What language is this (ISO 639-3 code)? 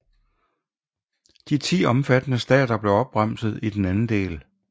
dan